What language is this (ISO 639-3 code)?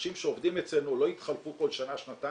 heb